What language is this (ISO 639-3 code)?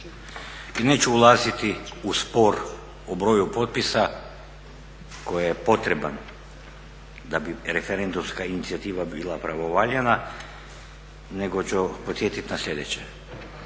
hrv